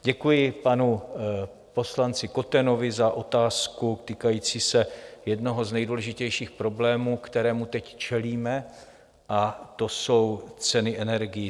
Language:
Czech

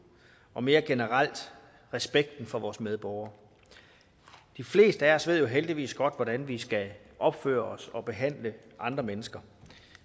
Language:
Danish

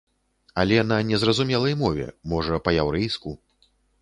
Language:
Belarusian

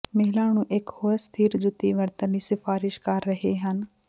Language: Punjabi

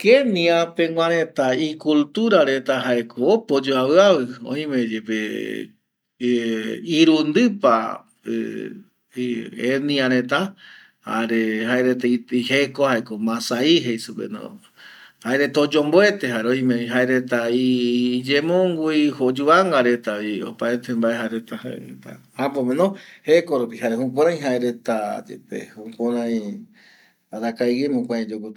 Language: Eastern Bolivian Guaraní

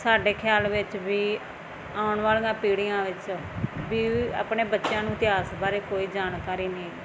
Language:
Punjabi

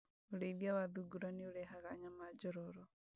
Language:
Kikuyu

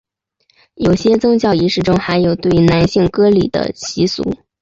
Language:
Chinese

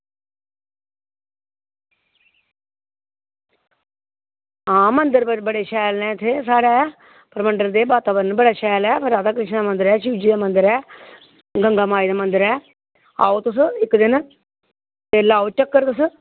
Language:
Dogri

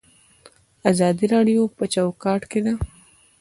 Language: Pashto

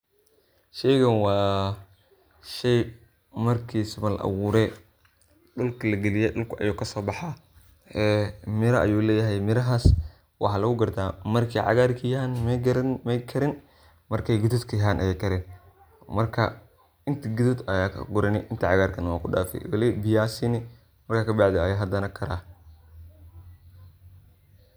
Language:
Somali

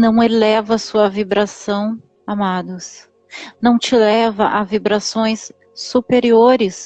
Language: Portuguese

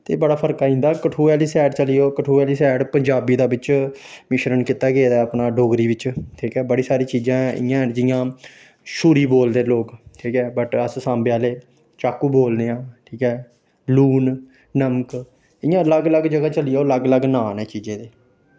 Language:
Dogri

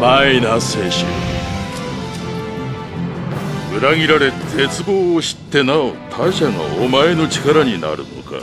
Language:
Japanese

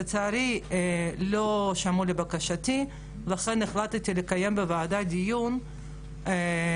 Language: Hebrew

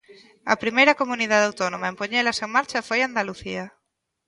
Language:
Galician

